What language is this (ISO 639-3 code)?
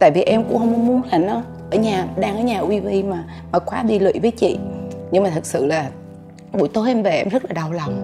vie